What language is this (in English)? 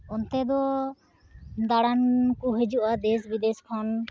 Santali